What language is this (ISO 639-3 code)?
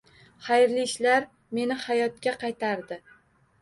uzb